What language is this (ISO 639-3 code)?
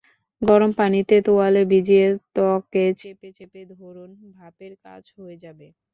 ben